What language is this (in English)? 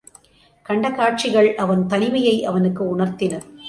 Tamil